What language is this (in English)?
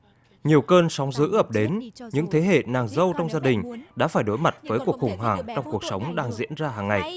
Vietnamese